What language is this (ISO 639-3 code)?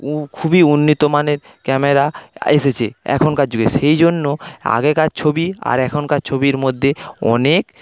ben